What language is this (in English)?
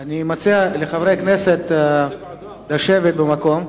Hebrew